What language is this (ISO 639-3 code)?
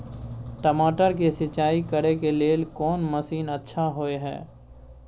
mai